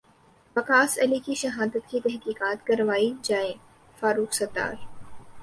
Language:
Urdu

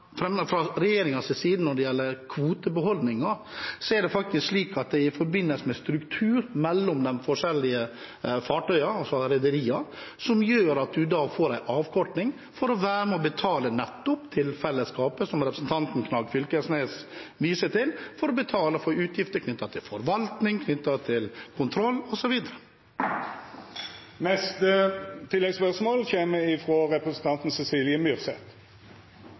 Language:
Norwegian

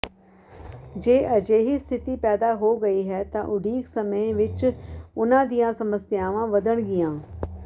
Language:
Punjabi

